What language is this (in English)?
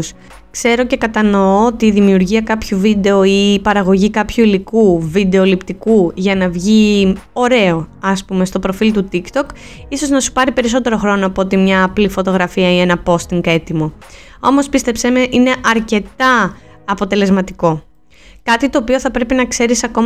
Greek